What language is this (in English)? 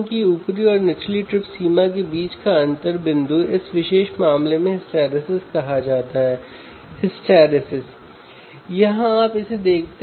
Hindi